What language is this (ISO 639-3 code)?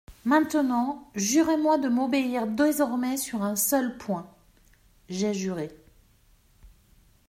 fra